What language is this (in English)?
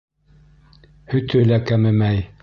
Bashkir